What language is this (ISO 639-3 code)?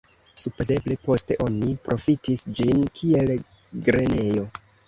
epo